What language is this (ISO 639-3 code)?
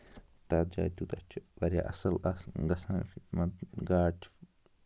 kas